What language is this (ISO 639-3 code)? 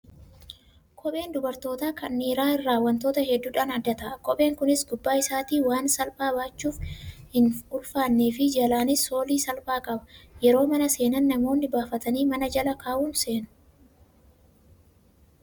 orm